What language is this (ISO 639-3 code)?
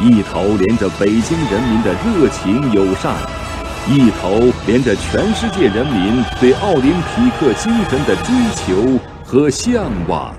zho